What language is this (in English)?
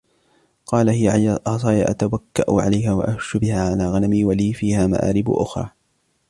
Arabic